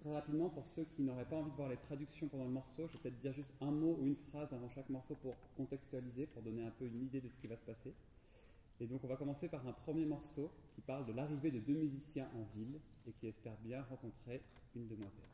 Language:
French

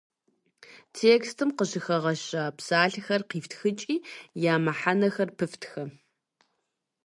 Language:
Kabardian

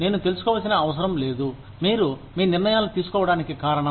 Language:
Telugu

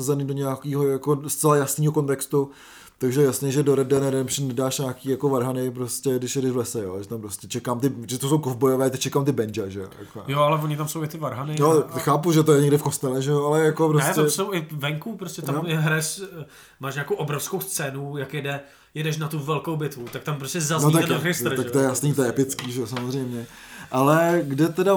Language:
Czech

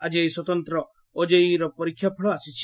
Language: Odia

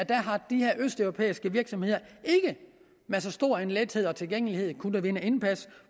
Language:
Danish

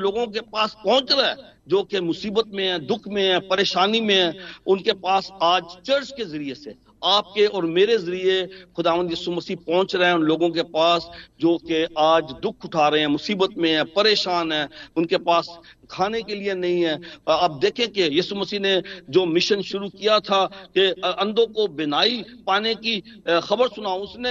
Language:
Hindi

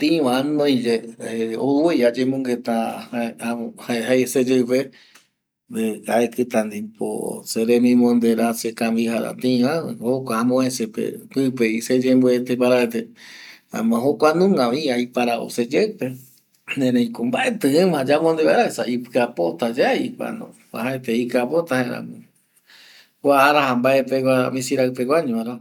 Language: Eastern Bolivian Guaraní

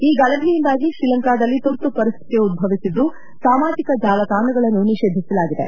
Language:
Kannada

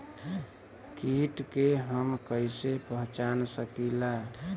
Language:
Bhojpuri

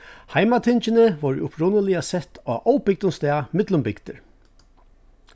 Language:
Faroese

